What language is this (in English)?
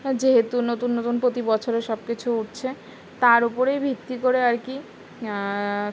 Bangla